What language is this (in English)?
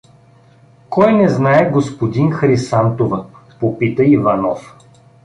Bulgarian